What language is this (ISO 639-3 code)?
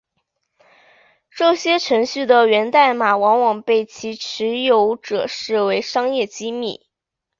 zho